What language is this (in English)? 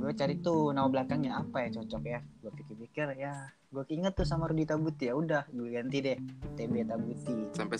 Indonesian